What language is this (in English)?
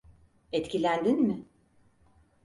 Turkish